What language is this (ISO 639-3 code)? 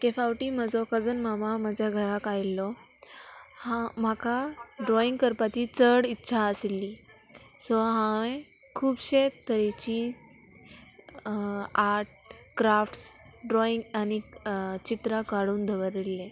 kok